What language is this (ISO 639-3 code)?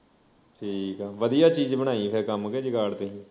pan